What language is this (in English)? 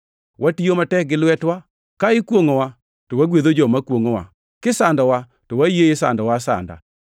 Luo (Kenya and Tanzania)